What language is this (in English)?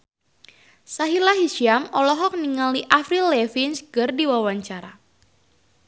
Sundanese